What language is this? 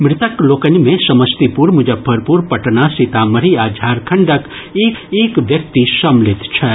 Maithili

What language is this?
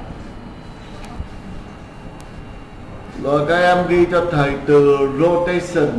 Vietnamese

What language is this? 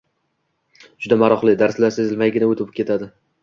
Uzbek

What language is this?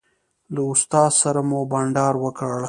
Pashto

